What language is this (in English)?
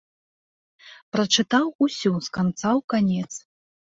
Belarusian